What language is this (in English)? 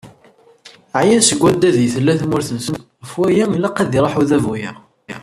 Kabyle